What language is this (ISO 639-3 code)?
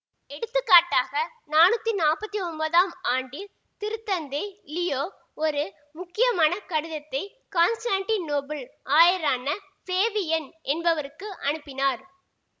tam